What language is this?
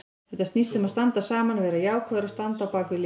Icelandic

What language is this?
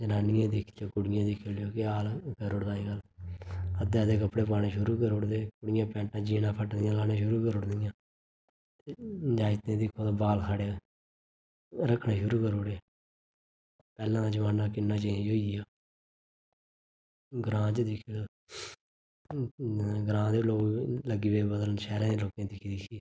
Dogri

